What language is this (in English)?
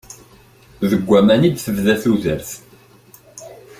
Kabyle